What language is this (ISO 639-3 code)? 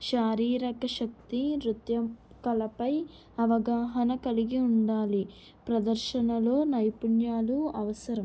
tel